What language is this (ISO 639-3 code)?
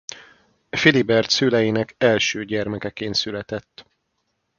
hun